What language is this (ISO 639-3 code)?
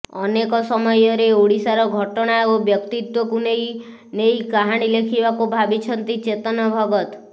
ori